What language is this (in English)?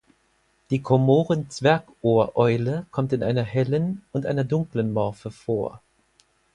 German